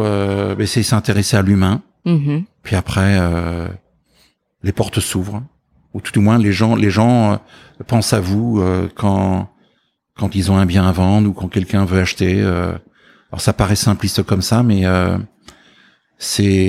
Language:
French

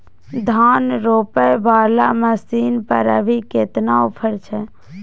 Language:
Maithili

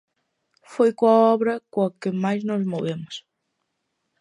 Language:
Galician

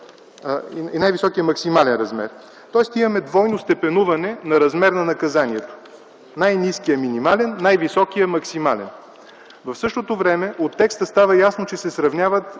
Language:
Bulgarian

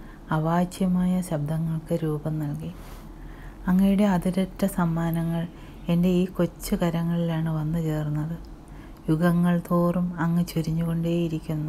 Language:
Malayalam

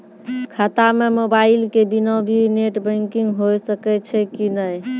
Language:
Maithili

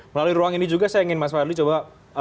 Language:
Indonesian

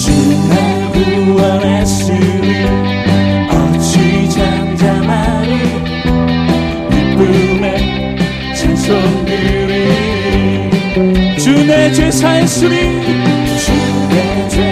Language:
Korean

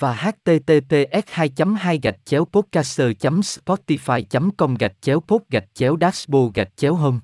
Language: Vietnamese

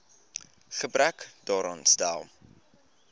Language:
Afrikaans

